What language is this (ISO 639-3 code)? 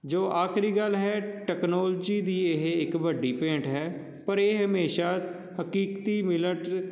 pan